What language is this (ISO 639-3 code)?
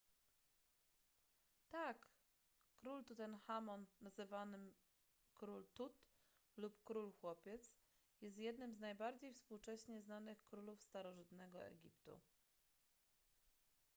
pol